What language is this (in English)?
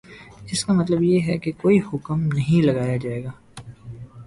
Urdu